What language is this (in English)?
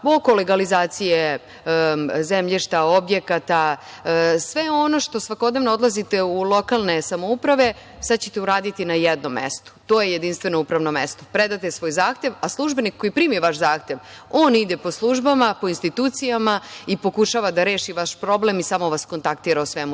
Serbian